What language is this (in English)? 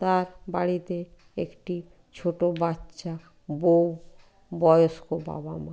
Bangla